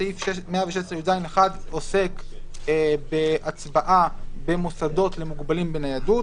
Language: Hebrew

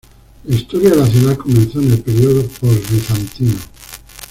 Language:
Spanish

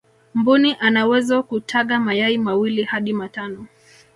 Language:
Swahili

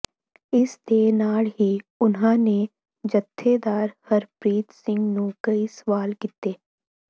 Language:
Punjabi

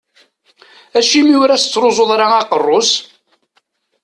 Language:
Kabyle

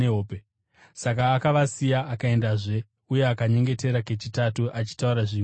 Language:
Shona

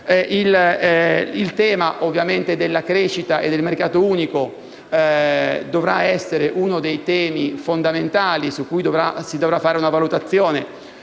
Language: Italian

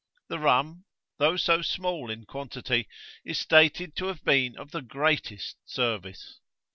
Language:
English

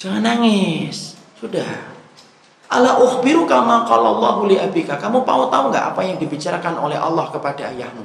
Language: Indonesian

